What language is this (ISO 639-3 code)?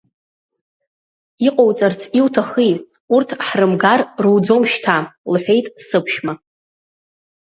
abk